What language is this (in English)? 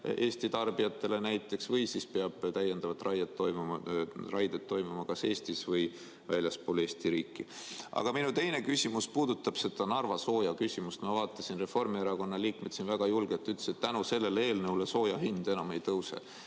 Estonian